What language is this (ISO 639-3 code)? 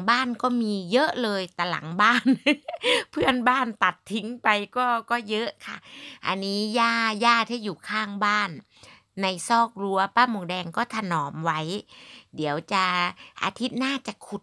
tha